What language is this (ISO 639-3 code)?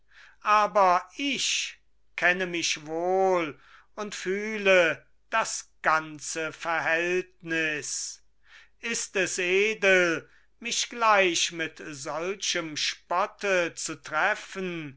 deu